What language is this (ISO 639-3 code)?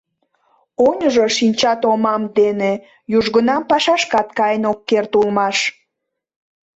chm